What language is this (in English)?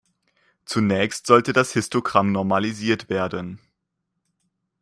German